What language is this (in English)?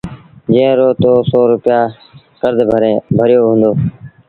Sindhi Bhil